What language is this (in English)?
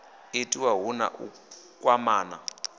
Venda